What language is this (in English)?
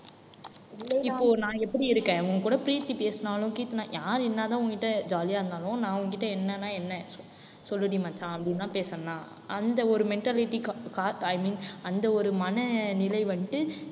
Tamil